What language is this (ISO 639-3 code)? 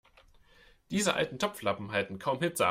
deu